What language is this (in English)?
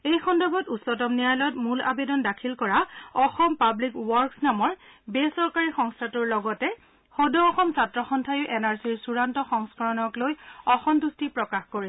Assamese